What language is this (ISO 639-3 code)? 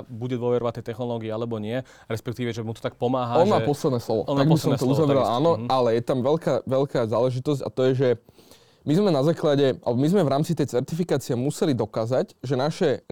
slk